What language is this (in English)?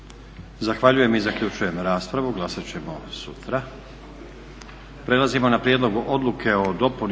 Croatian